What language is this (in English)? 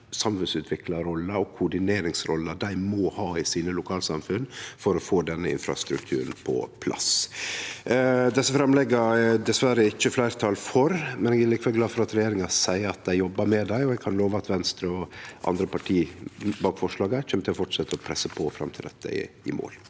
Norwegian